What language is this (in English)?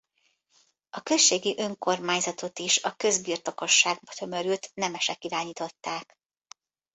Hungarian